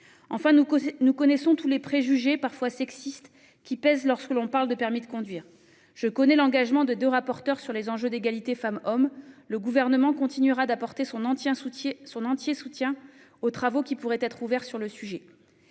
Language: French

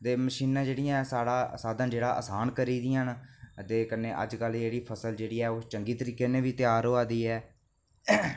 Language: Dogri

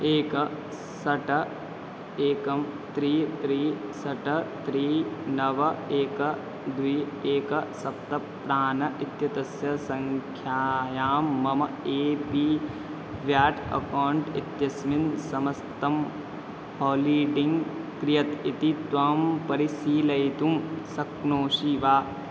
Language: Sanskrit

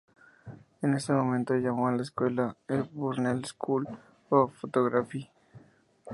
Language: Spanish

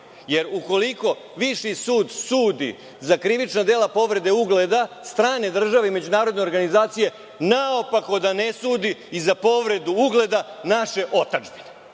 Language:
Serbian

